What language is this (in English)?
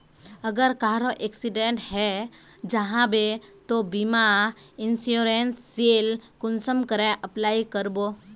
Magahi